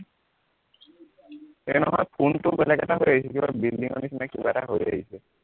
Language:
Assamese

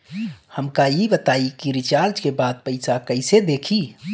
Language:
Bhojpuri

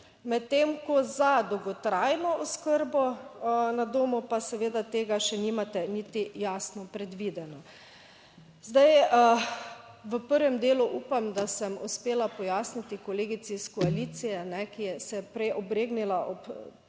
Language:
Slovenian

